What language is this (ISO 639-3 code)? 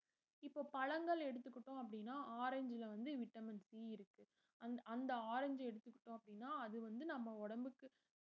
tam